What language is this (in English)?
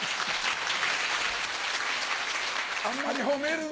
Japanese